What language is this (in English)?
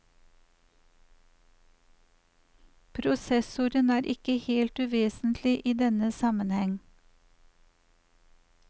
Norwegian